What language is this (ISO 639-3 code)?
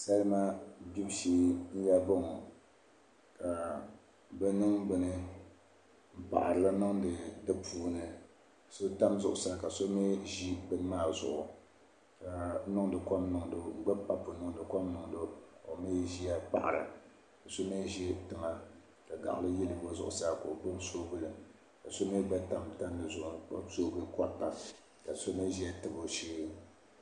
dag